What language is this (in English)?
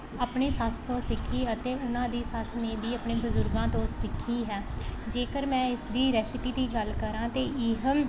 Punjabi